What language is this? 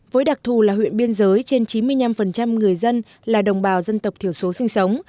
Vietnamese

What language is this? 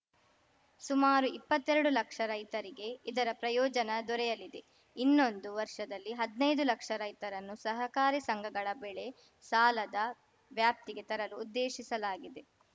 Kannada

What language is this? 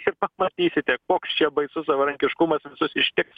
Lithuanian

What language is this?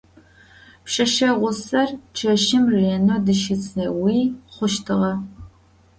Adyghe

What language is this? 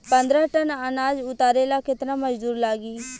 Bhojpuri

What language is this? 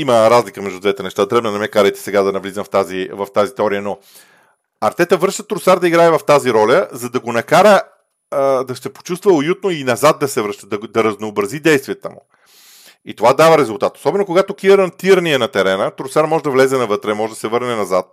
Bulgarian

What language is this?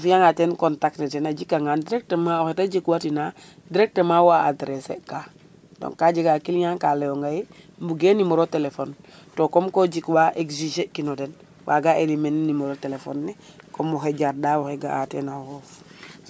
Serer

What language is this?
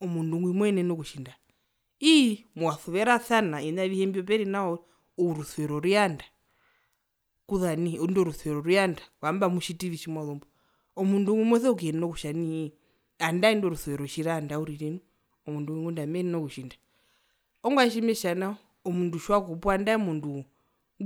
Herero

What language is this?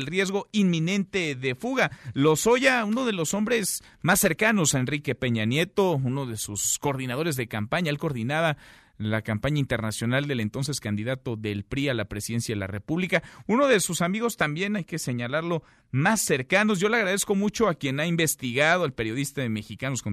Spanish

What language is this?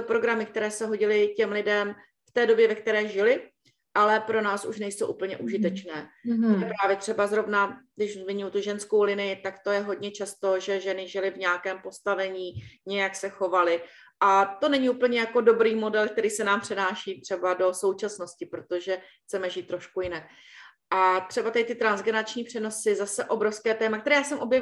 Czech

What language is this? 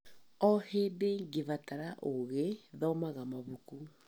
Kikuyu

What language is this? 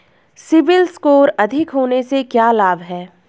Hindi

